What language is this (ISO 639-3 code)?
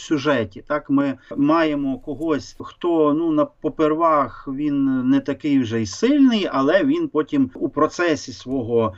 ukr